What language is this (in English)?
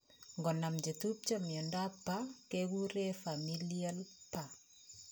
Kalenjin